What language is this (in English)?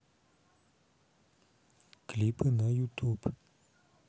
Russian